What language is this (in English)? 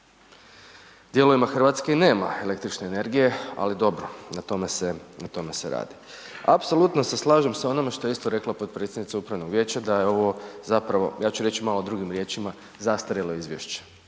Croatian